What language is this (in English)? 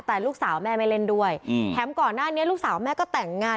Thai